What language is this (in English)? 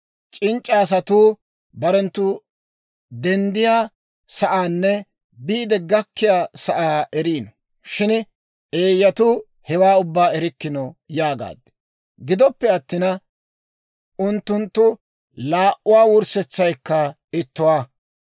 Dawro